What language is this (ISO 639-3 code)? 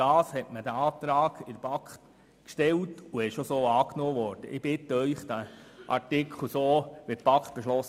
gsw